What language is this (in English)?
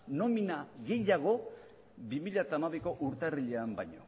Basque